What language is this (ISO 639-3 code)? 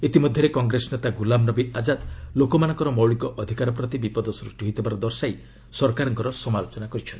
ori